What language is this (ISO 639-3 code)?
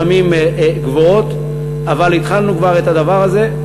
heb